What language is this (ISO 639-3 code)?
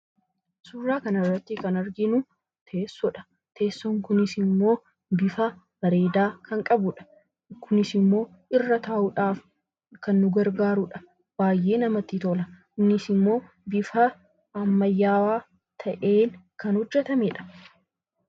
orm